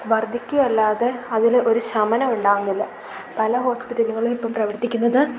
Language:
Malayalam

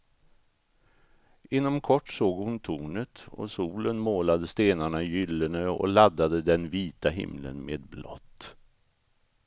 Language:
Swedish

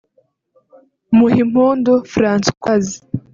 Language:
Kinyarwanda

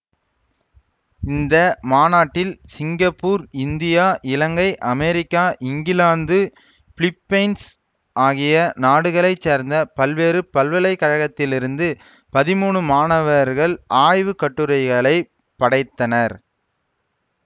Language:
Tamil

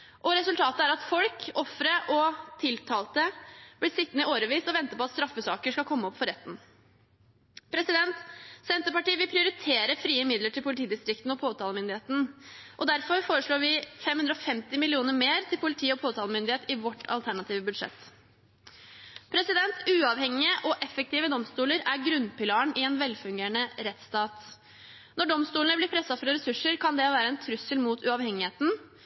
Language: Norwegian Bokmål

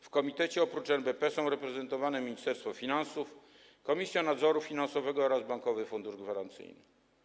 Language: Polish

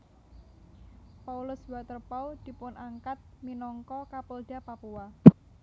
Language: Javanese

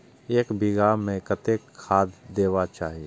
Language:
Maithili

